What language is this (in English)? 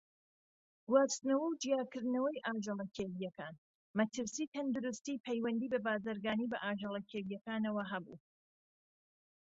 Central Kurdish